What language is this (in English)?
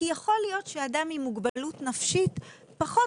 Hebrew